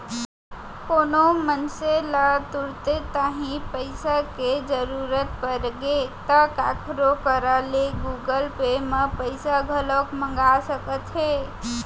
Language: Chhattisgarhi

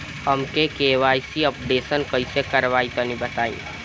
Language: Bhojpuri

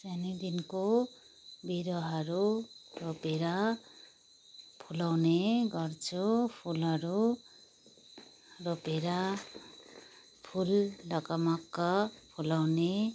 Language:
Nepali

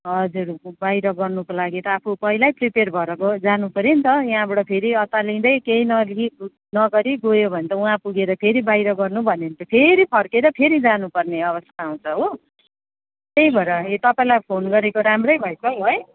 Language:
Nepali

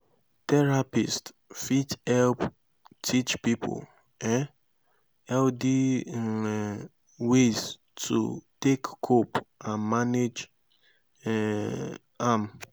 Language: Nigerian Pidgin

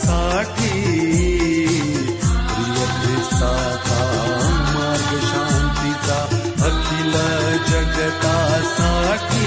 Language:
Marathi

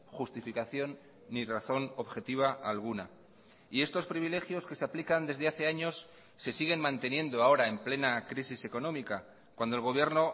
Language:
Spanish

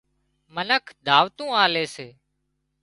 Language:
Wadiyara Koli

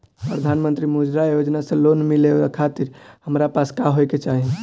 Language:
Bhojpuri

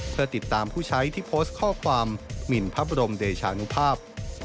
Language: Thai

